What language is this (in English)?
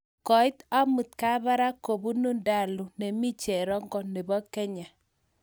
Kalenjin